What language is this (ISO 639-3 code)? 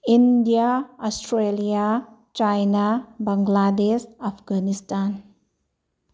mni